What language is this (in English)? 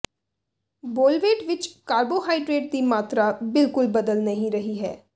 Punjabi